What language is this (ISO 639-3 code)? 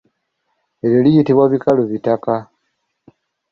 lug